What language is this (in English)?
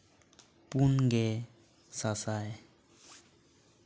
Santali